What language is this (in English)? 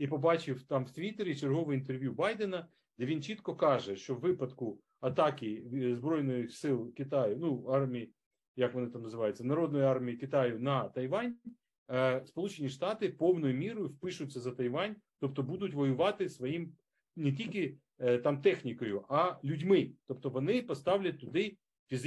Ukrainian